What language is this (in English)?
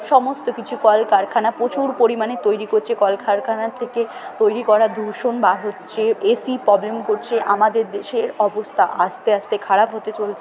Bangla